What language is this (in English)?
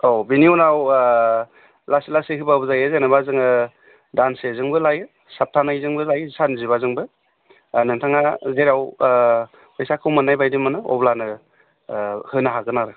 Bodo